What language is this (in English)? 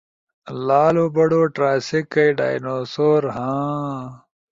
Ushojo